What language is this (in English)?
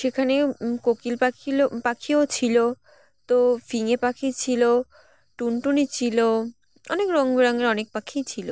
Bangla